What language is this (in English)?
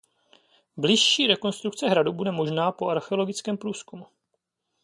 Czech